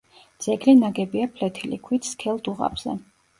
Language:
Georgian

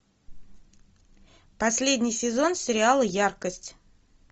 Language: Russian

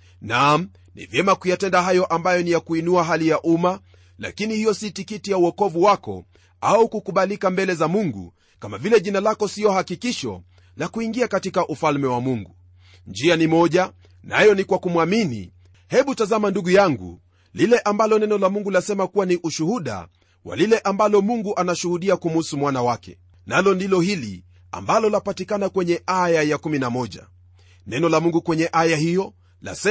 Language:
Swahili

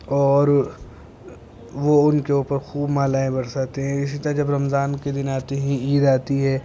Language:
Urdu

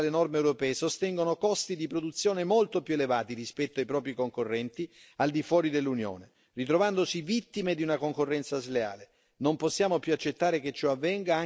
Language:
Italian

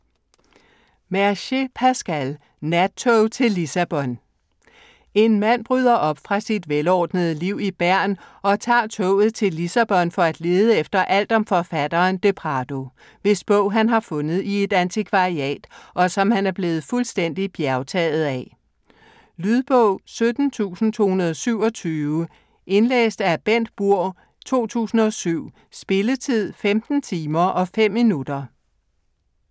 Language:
Danish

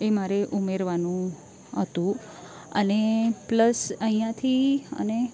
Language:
Gujarati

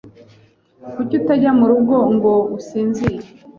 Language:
Kinyarwanda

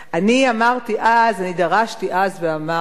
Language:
Hebrew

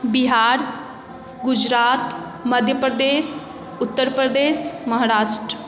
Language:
Maithili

